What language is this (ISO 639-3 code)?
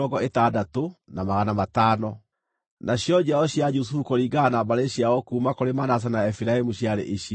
kik